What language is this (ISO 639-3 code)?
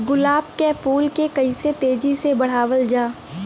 bho